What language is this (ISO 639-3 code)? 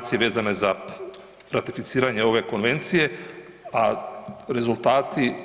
hrv